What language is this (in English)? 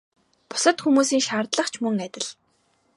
Mongolian